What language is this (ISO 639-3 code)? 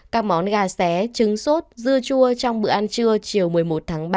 vie